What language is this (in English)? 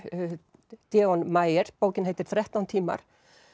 Icelandic